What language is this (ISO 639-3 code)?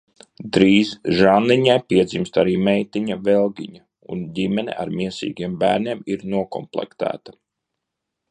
lav